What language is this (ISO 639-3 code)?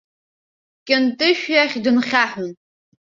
abk